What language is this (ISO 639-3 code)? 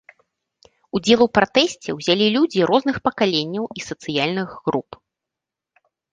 bel